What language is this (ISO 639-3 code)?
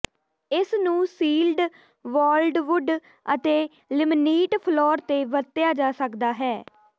pan